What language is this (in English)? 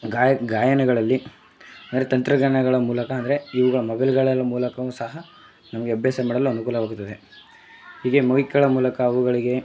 Kannada